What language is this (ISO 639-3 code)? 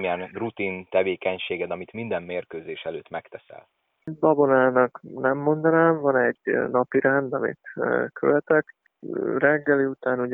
hun